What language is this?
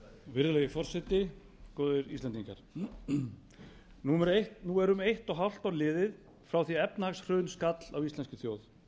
Icelandic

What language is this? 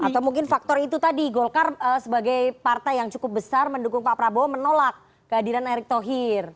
Indonesian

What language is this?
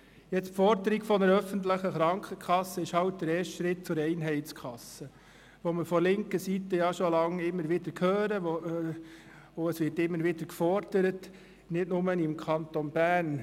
Swiss German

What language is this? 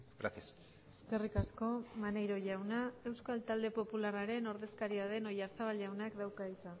Basque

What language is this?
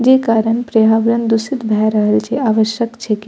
Maithili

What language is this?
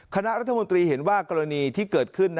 Thai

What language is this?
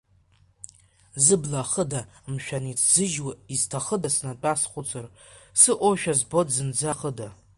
Abkhazian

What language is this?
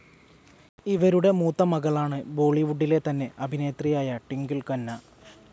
Malayalam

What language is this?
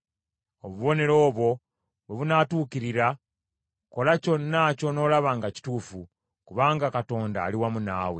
Ganda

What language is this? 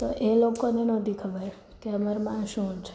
Gujarati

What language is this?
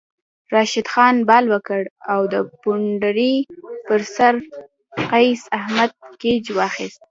Pashto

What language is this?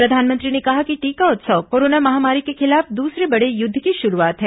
Hindi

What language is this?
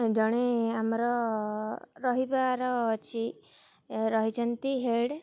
Odia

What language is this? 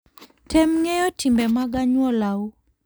Luo (Kenya and Tanzania)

